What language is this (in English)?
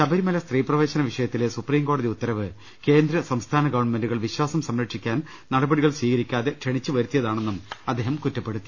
Malayalam